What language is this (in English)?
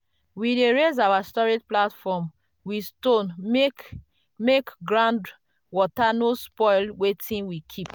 Nigerian Pidgin